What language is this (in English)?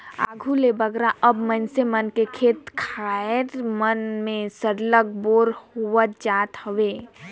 Chhattisgarhi